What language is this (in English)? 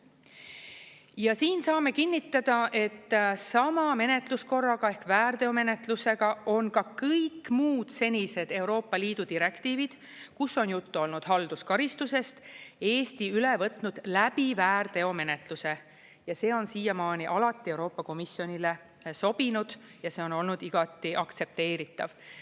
Estonian